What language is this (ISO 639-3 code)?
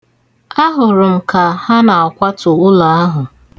ibo